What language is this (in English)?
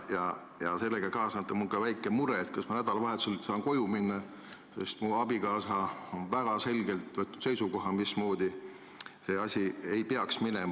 Estonian